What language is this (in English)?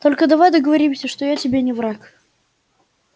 Russian